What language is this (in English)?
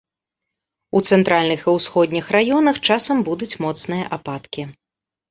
Belarusian